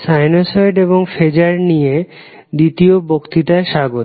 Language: Bangla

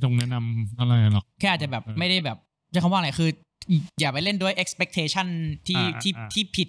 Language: Thai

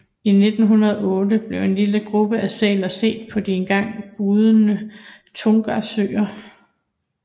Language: Danish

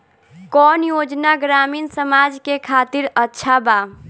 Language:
Bhojpuri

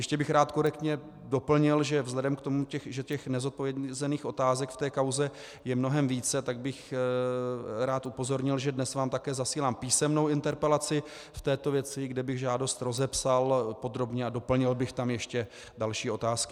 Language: Czech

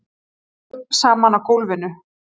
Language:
Icelandic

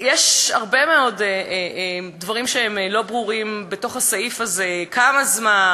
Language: Hebrew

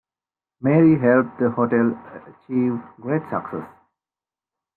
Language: English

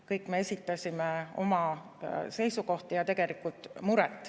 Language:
Estonian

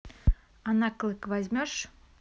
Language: Russian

